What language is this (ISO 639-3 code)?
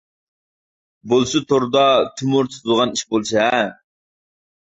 uig